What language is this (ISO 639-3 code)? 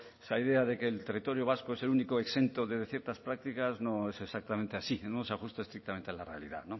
spa